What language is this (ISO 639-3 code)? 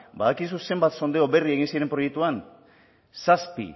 eus